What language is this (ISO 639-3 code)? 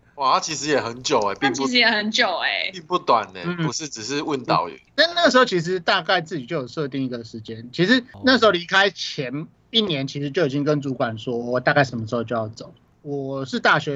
zho